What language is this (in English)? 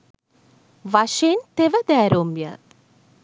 Sinhala